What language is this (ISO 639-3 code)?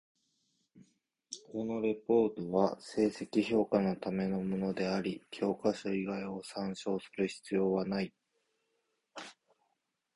jpn